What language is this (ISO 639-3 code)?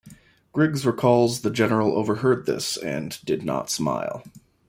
eng